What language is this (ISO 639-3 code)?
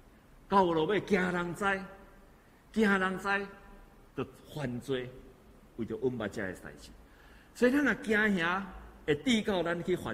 zho